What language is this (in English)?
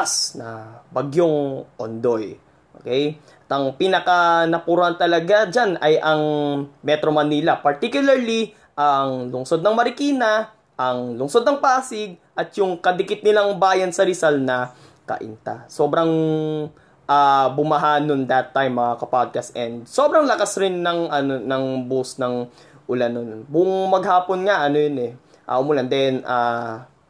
Filipino